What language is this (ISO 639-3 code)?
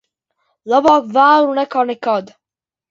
lav